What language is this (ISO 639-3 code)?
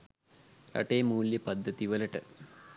sin